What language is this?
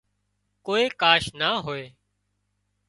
Wadiyara Koli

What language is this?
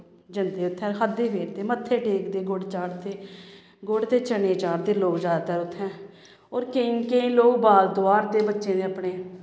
Dogri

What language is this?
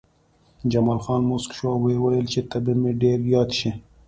Pashto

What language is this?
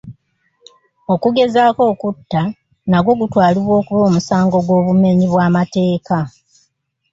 Ganda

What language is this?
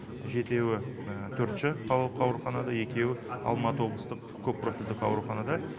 Kazakh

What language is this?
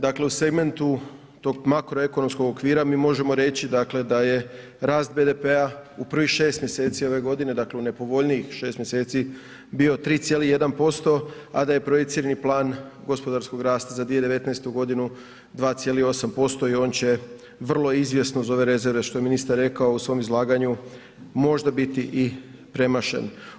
Croatian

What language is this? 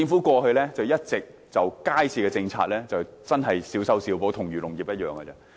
Cantonese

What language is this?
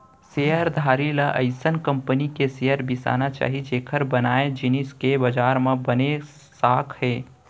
Chhattisgarhi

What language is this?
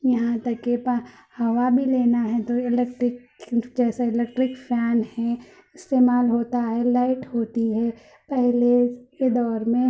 Urdu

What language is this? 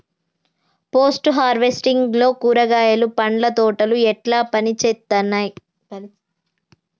Telugu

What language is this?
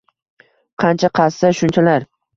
Uzbek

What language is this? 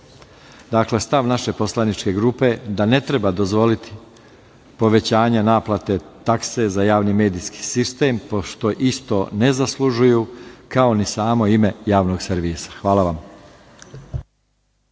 Serbian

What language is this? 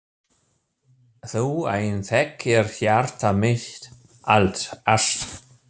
Icelandic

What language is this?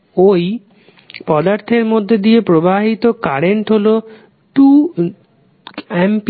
Bangla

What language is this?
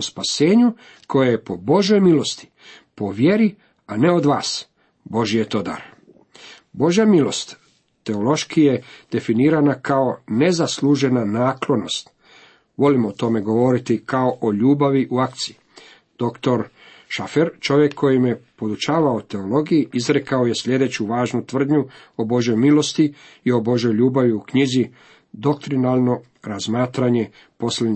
Croatian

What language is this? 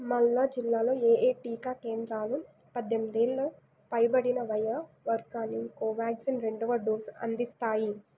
Telugu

